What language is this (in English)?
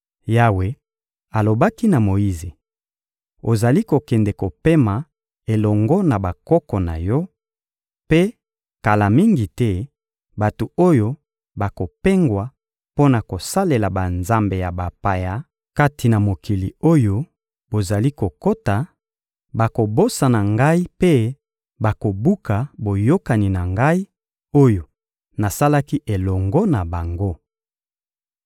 Lingala